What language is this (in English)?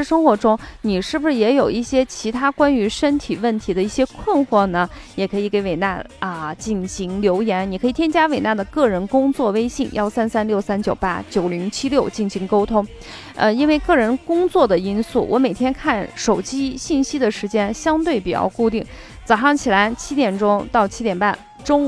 Chinese